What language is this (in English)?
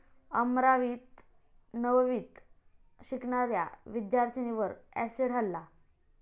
Marathi